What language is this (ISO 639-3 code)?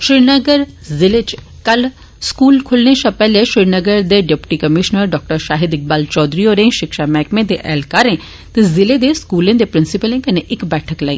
doi